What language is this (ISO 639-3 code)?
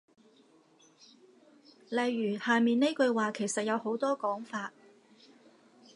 yue